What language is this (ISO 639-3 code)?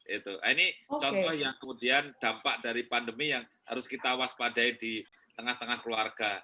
ind